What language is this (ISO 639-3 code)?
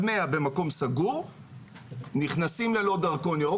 heb